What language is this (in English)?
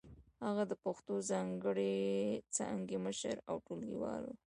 Pashto